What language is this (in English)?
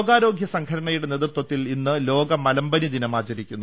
Malayalam